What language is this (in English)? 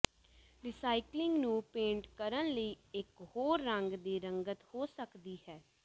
Punjabi